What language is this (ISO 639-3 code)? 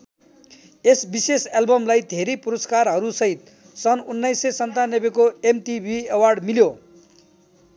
nep